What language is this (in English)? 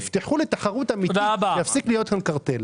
Hebrew